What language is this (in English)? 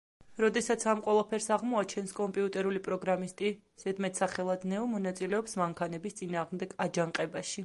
Georgian